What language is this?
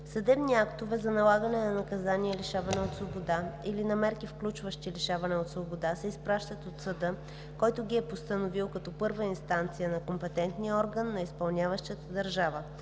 Bulgarian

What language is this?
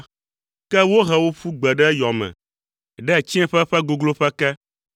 Ewe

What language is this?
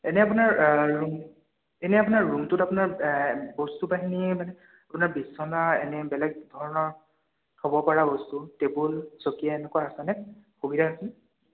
Assamese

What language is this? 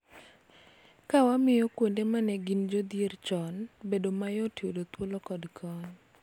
Luo (Kenya and Tanzania)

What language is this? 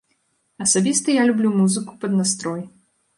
Belarusian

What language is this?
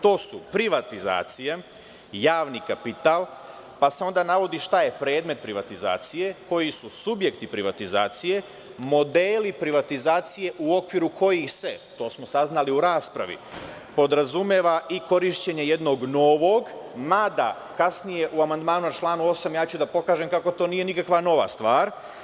Serbian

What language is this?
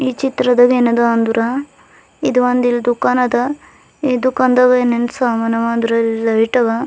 Kannada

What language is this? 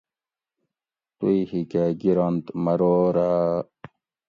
Gawri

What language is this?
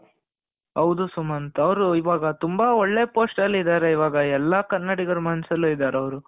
Kannada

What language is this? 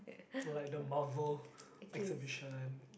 English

